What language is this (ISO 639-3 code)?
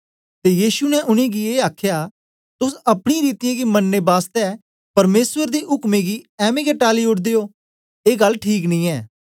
doi